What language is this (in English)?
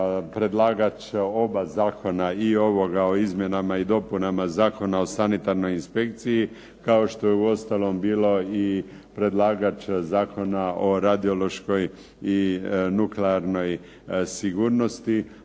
Croatian